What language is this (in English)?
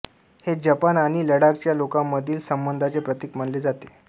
Marathi